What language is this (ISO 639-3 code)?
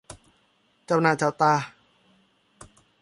tha